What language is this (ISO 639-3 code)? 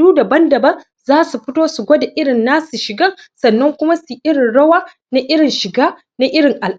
hau